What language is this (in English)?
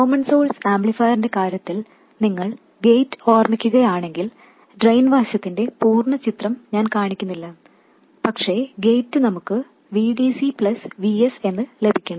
Malayalam